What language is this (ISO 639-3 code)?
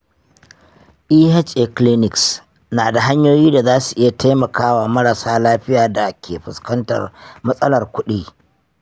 hau